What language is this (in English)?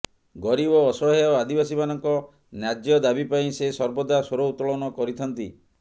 Odia